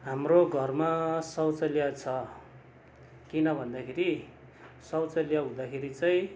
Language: Nepali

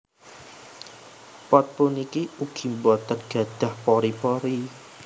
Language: Javanese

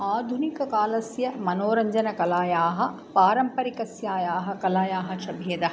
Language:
Sanskrit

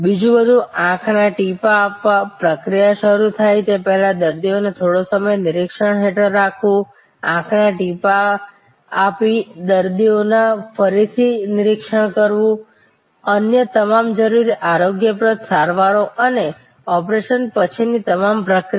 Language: Gujarati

